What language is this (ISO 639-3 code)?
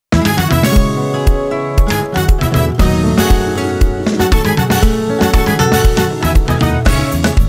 ron